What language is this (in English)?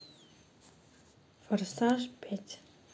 Russian